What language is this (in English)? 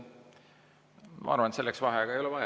Estonian